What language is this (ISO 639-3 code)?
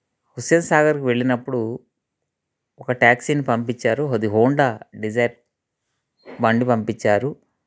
tel